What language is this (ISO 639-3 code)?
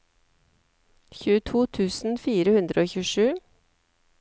nor